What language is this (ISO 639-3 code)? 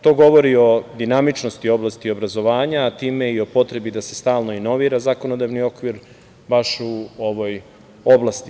srp